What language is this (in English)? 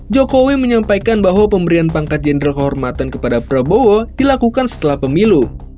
Indonesian